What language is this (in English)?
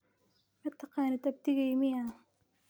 Somali